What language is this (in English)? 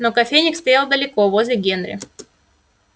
Russian